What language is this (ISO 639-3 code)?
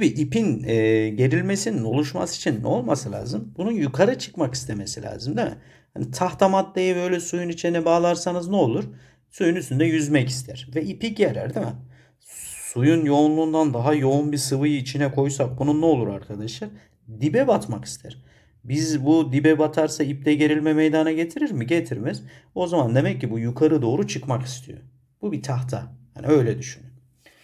tur